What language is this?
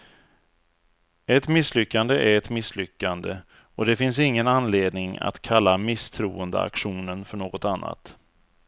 Swedish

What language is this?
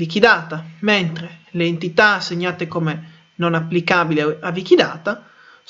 Italian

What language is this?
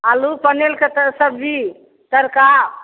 Maithili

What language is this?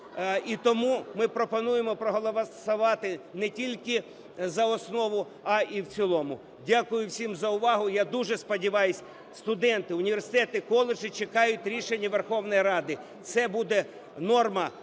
Ukrainian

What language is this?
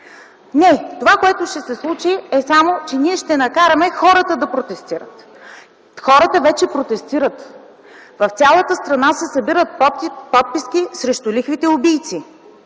Bulgarian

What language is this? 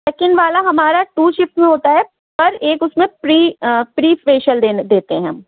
Urdu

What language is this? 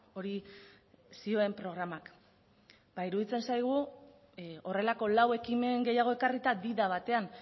Basque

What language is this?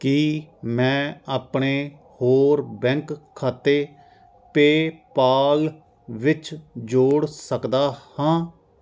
Punjabi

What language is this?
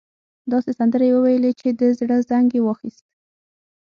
Pashto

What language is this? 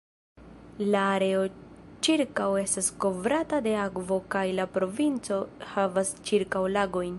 Esperanto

